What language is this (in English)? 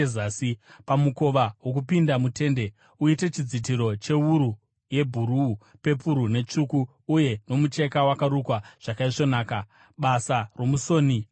Shona